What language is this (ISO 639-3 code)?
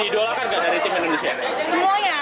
ind